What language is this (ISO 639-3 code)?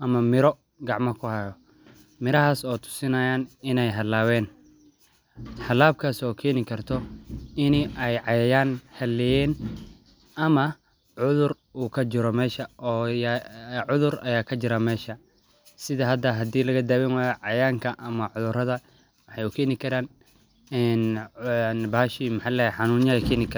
som